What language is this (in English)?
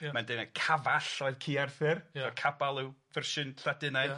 Welsh